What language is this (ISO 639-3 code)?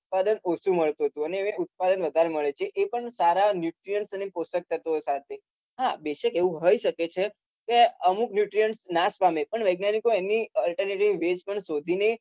guj